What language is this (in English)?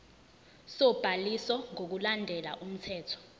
Zulu